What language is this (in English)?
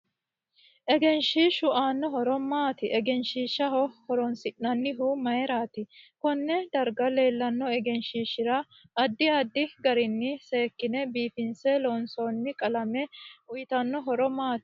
Sidamo